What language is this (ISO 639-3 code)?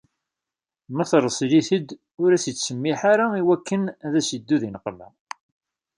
kab